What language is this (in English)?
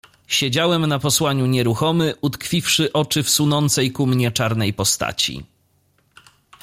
Polish